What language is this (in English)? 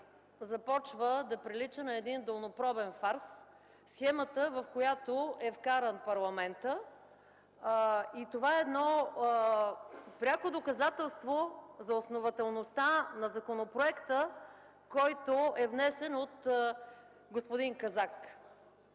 Bulgarian